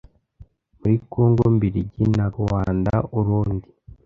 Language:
Kinyarwanda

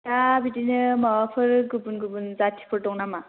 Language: Bodo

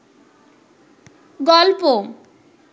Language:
Bangla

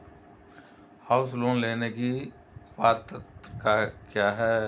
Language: Hindi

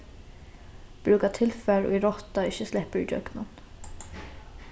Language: Faroese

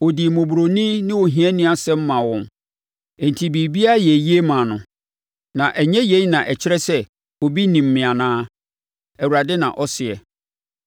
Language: Akan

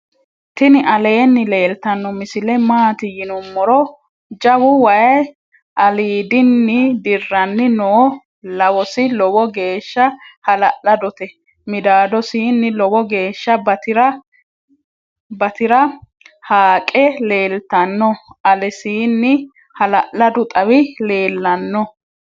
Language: Sidamo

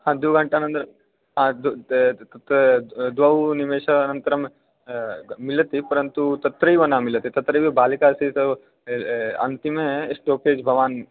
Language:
Sanskrit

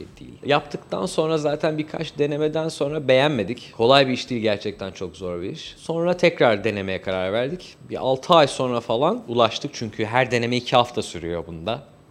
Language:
Turkish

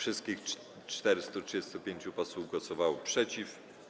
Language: Polish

